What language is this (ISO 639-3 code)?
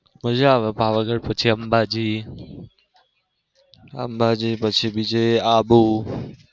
guj